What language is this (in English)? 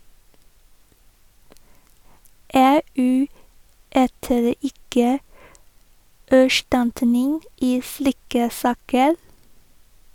Norwegian